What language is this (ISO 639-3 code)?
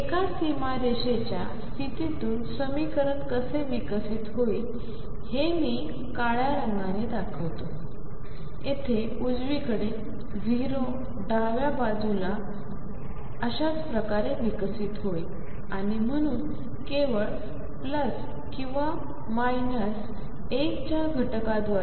mar